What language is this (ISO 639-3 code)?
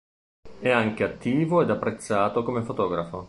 ita